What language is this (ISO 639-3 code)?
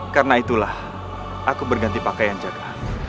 ind